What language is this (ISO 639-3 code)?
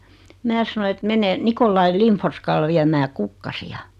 fin